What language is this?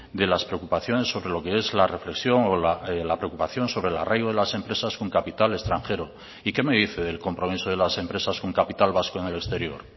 Spanish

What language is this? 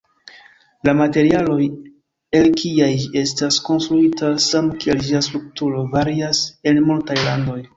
Esperanto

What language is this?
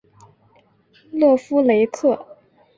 Chinese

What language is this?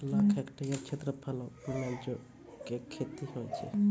Maithili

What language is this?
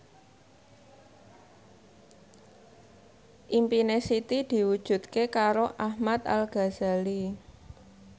Javanese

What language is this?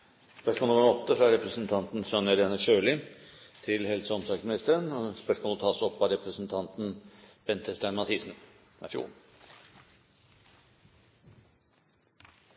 Norwegian Nynorsk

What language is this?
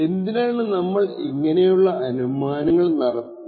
Malayalam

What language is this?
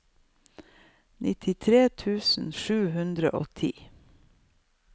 Norwegian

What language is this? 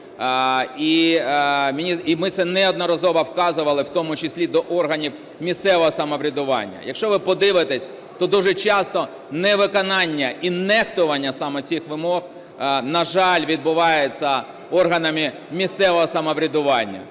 Ukrainian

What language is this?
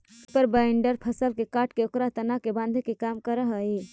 Magahi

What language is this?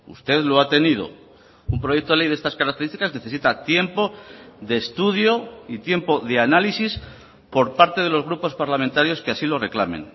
Spanish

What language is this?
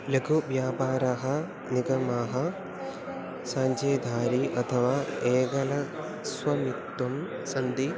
Sanskrit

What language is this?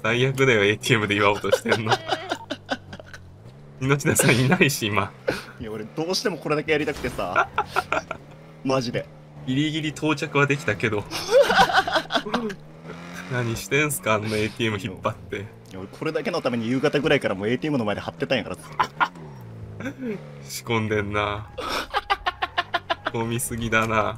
Japanese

